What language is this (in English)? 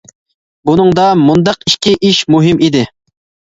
Uyghur